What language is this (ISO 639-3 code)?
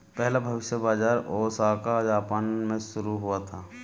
hin